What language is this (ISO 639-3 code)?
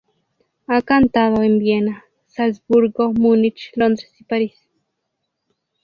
spa